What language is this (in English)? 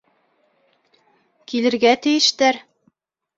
Bashkir